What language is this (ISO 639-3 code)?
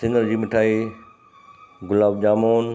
snd